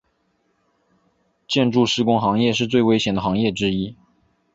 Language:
Chinese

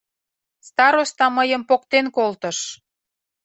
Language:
Mari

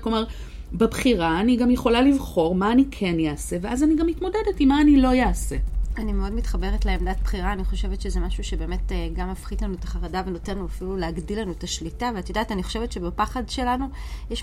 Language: Hebrew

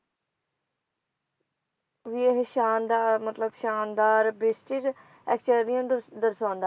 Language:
Punjabi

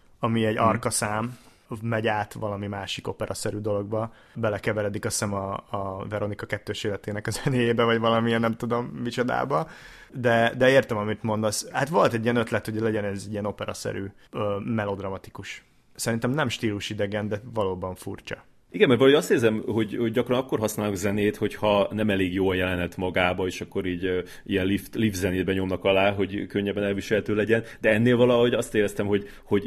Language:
Hungarian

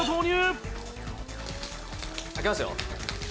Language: Japanese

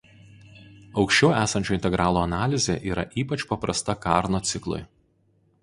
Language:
Lithuanian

